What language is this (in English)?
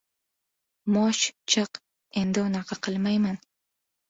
Uzbek